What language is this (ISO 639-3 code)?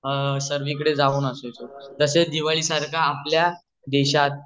mar